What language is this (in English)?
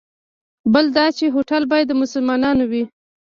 Pashto